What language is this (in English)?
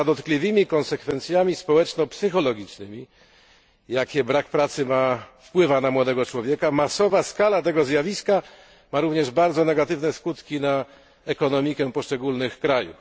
Polish